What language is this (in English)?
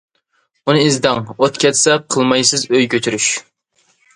Uyghur